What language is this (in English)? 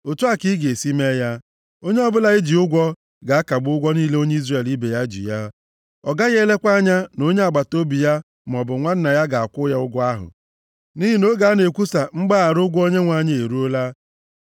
Igbo